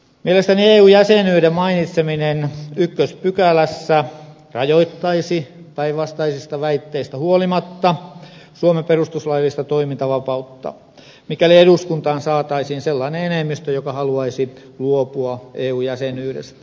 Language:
Finnish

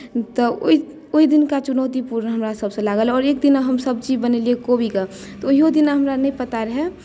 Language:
Maithili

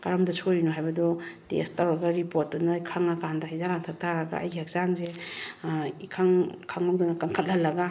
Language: Manipuri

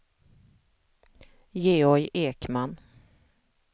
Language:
Swedish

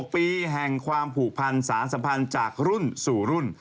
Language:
Thai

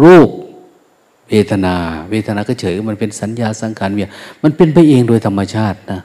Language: Thai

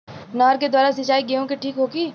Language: Bhojpuri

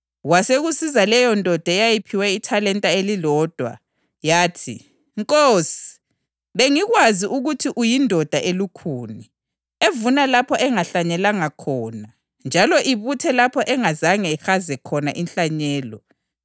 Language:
North Ndebele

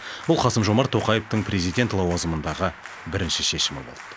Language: Kazakh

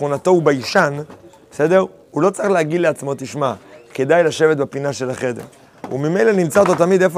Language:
Hebrew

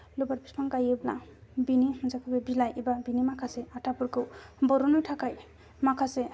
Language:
Bodo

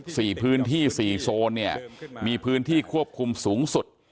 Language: Thai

